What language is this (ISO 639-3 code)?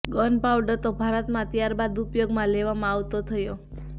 guj